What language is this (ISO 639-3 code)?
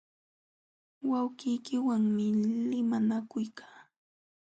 qxw